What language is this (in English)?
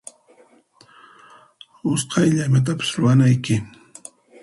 Puno Quechua